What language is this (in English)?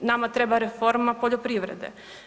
Croatian